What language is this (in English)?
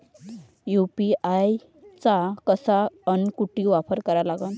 Marathi